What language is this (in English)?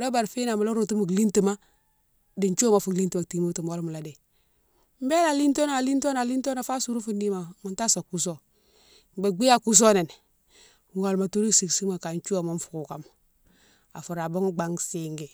Mansoanka